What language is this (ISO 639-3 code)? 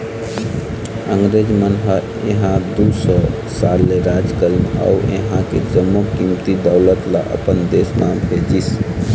hne